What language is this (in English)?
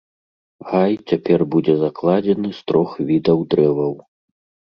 Belarusian